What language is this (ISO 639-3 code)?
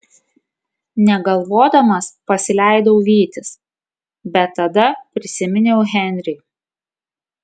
lit